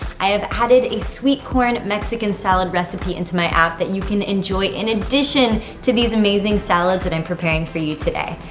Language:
English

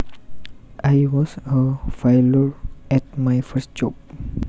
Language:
Javanese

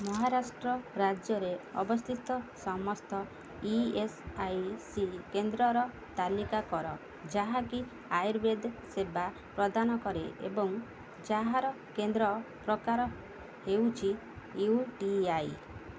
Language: Odia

